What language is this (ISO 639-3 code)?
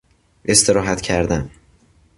fas